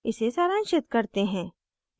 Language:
Hindi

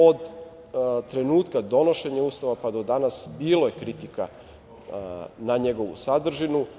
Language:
Serbian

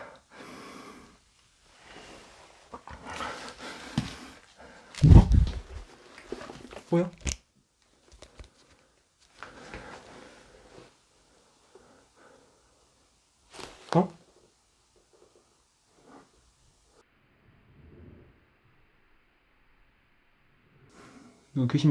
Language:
Korean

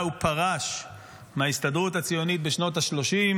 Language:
Hebrew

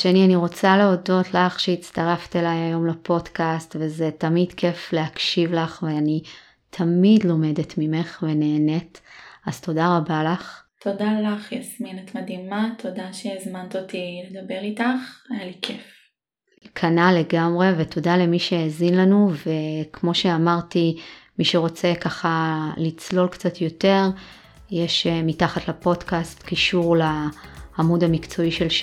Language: Hebrew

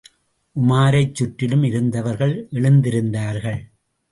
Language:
Tamil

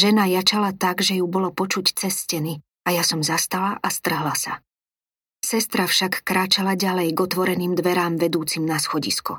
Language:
Slovak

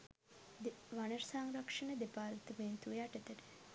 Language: Sinhala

